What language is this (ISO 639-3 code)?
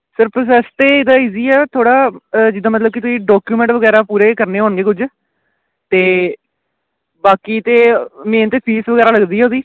pan